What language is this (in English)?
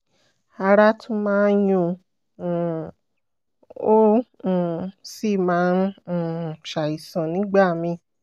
Yoruba